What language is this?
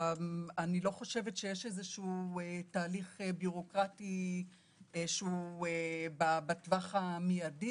Hebrew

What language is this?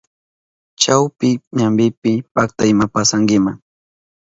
Southern Pastaza Quechua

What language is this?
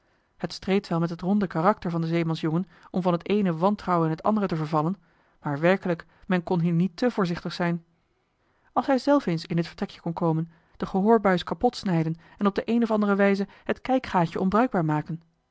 Dutch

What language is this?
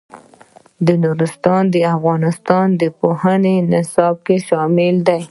Pashto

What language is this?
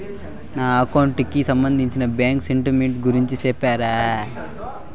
Telugu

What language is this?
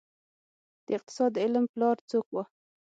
Pashto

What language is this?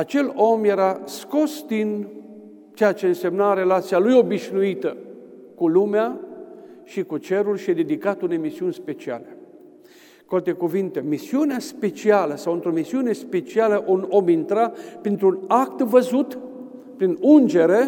Romanian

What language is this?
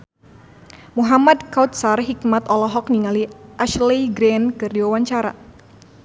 Sundanese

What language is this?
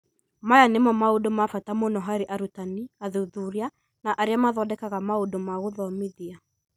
Kikuyu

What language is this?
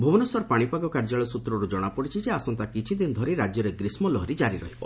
Odia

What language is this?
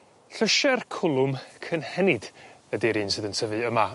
Welsh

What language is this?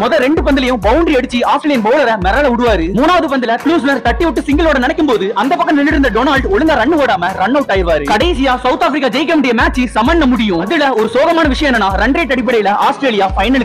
Korean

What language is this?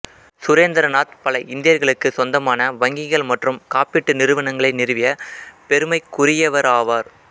Tamil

